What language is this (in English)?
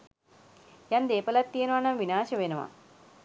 Sinhala